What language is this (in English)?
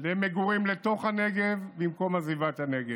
Hebrew